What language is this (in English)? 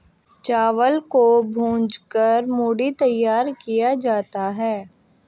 Hindi